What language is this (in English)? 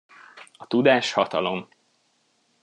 Hungarian